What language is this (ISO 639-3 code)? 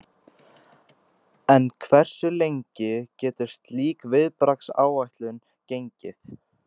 isl